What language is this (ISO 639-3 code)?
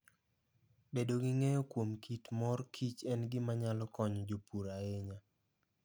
luo